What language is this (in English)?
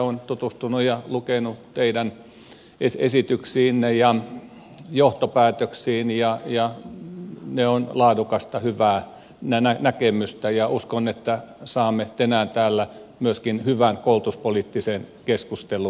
Finnish